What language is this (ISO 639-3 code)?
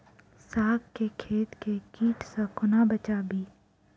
mai